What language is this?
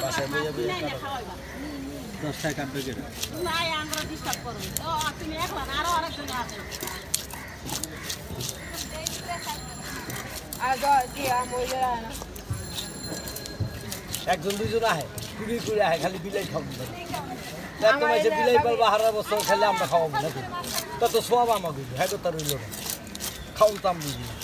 Arabic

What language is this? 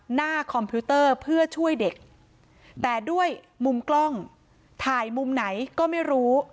Thai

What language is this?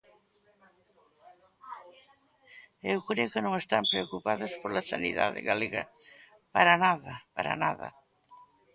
Galician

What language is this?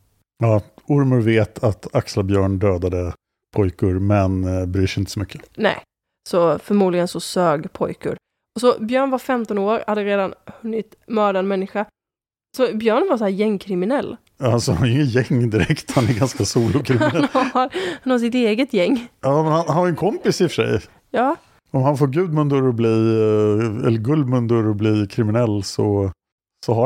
Swedish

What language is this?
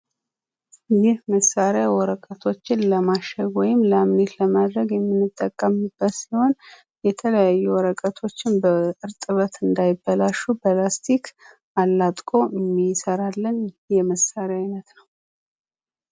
Amharic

